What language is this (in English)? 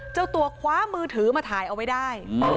Thai